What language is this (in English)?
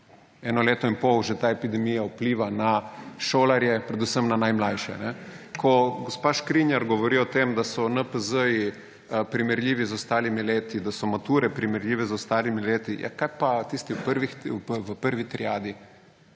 Slovenian